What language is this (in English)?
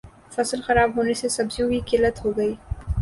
Urdu